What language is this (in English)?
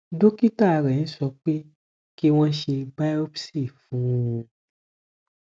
Yoruba